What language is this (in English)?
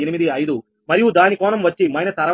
Telugu